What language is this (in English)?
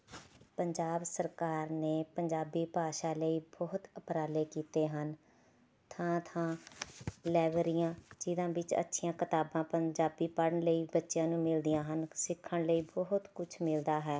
Punjabi